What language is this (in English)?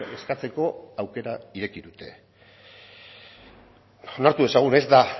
Basque